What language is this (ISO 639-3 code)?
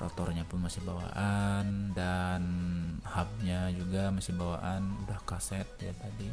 ind